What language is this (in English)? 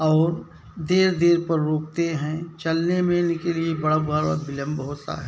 Hindi